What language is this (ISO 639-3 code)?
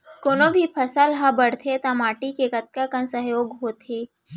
hne